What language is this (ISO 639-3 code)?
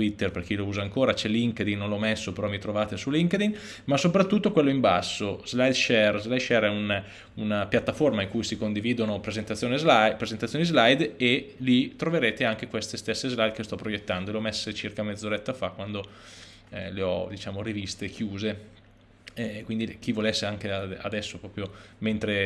ita